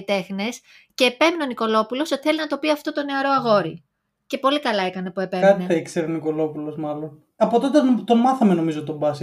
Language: Greek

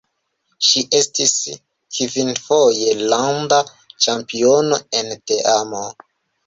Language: Esperanto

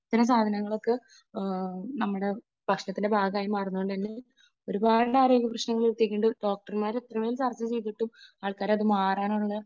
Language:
Malayalam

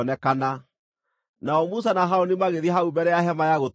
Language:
Kikuyu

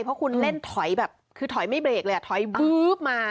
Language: Thai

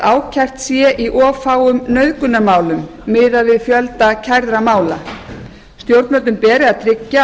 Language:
Icelandic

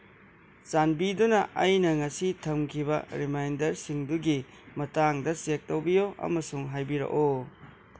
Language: Manipuri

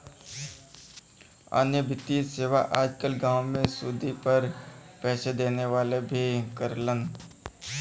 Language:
Bhojpuri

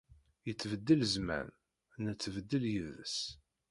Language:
Kabyle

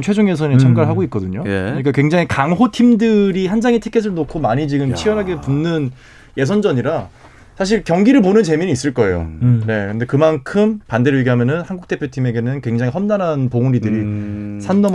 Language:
Korean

